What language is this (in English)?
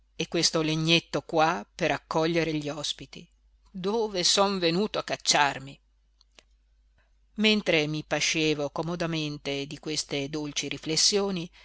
Italian